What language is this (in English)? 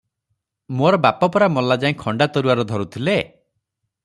Odia